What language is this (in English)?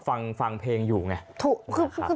Thai